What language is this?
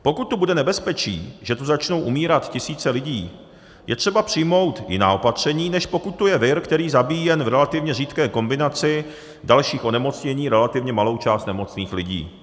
Czech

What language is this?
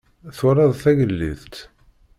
Kabyle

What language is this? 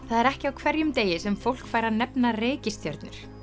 Icelandic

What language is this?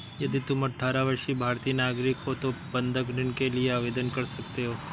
Hindi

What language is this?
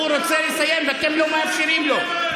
Hebrew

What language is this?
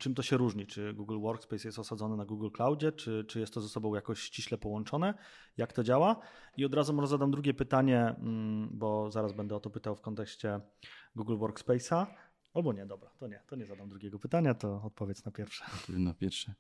Polish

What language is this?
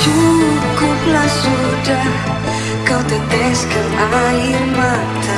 Indonesian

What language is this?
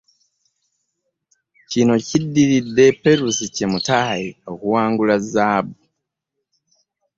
Ganda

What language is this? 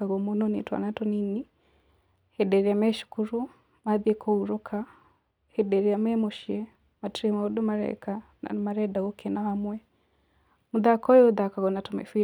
Kikuyu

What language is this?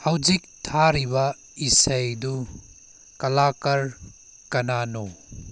Manipuri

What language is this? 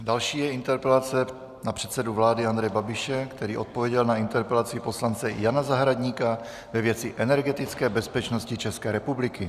Czech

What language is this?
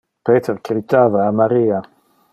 Interlingua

